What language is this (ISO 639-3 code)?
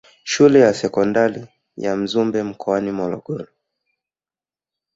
swa